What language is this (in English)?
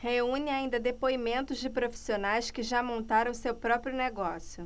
Portuguese